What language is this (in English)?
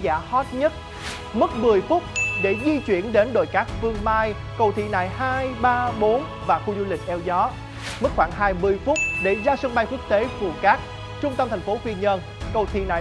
Vietnamese